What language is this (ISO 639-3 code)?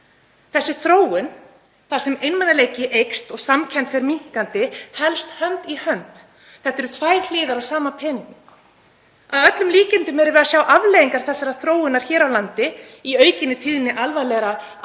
isl